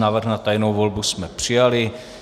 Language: Czech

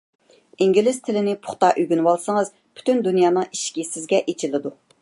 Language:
Uyghur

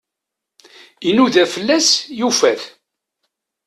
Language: Kabyle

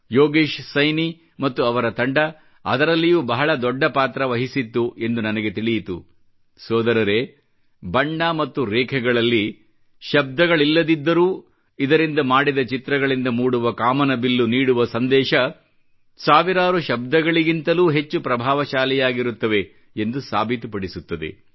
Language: Kannada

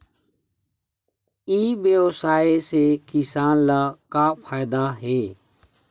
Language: Chhattisgarhi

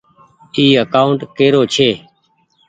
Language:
Goaria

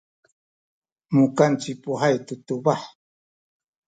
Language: Sakizaya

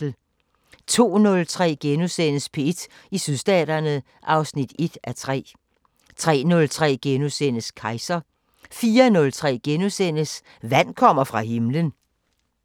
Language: Danish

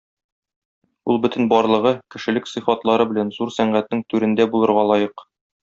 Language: Tatar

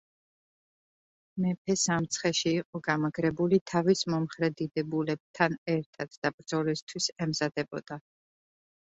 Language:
Georgian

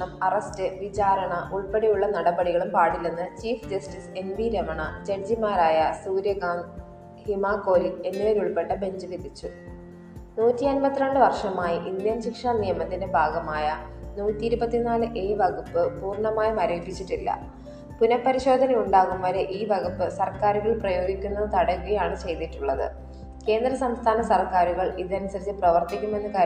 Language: Malayalam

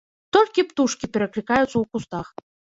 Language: Belarusian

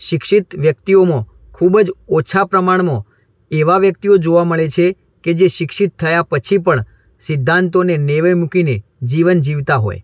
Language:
Gujarati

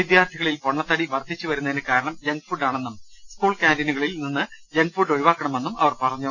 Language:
Malayalam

